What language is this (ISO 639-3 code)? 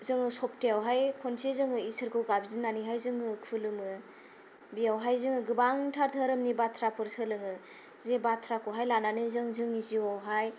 brx